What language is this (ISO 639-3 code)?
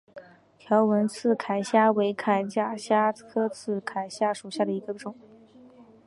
zho